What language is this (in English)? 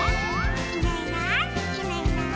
Japanese